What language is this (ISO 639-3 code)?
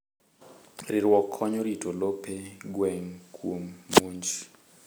luo